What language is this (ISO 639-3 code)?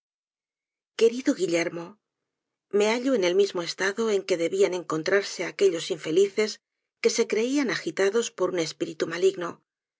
spa